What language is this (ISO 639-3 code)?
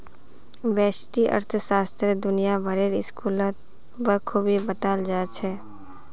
mag